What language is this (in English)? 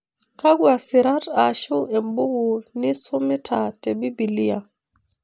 Masai